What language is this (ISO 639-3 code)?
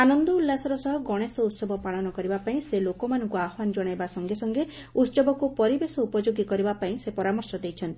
ori